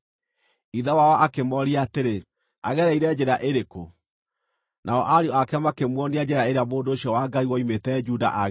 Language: Kikuyu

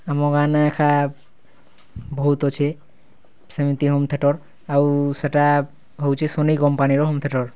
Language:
Odia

